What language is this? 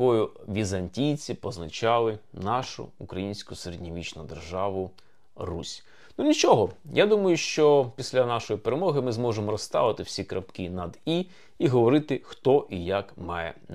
Ukrainian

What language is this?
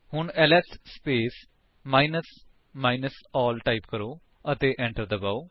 Punjabi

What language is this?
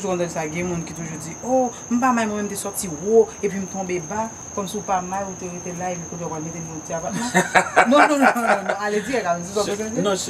French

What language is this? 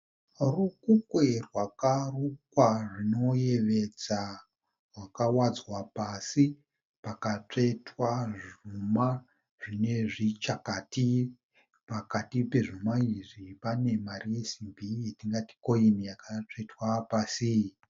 Shona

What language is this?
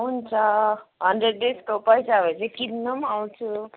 Nepali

